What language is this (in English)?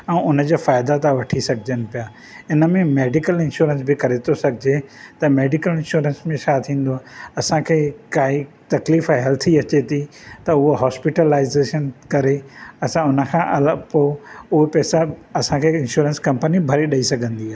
Sindhi